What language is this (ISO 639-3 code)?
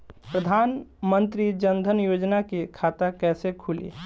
bho